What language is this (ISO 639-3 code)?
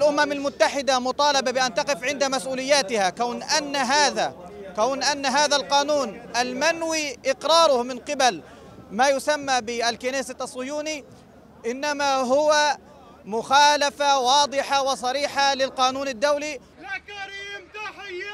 ara